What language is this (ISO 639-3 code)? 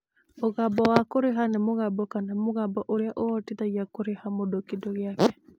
kik